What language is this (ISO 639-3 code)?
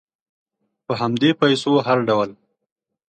pus